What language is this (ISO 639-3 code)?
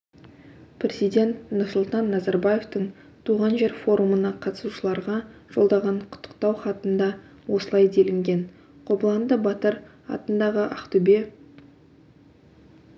kaz